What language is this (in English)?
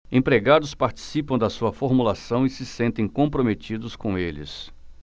Portuguese